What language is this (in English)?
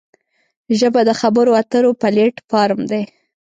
Pashto